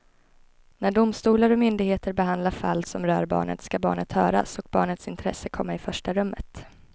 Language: Swedish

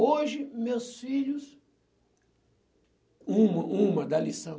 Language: Portuguese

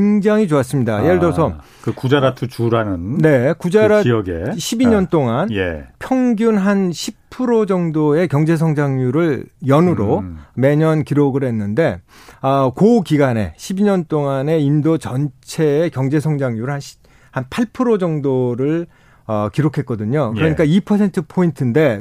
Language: Korean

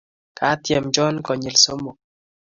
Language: Kalenjin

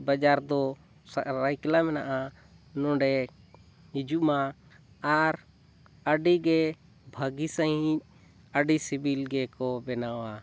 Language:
Santali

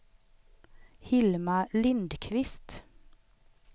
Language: Swedish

